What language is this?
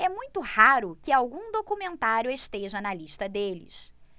Portuguese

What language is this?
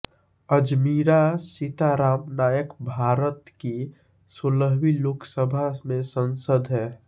Hindi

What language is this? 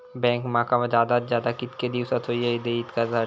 Marathi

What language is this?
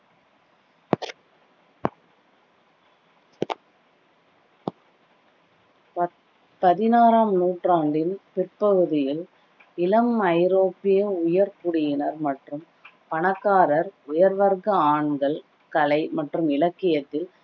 Tamil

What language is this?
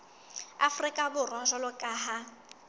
Southern Sotho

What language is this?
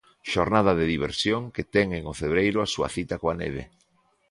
Galician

